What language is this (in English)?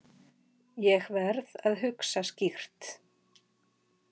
Icelandic